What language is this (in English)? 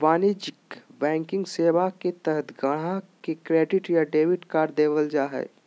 Magahi